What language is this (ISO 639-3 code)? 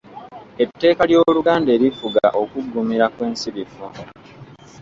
lug